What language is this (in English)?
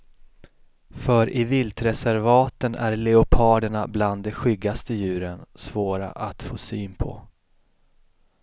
Swedish